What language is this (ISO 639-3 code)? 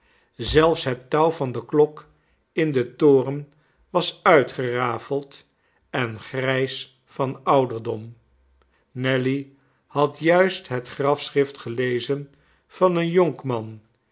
nld